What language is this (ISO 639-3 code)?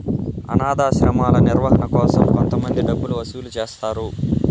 tel